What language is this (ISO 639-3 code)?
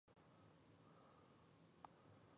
pus